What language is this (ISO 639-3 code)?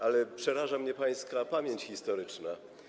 pol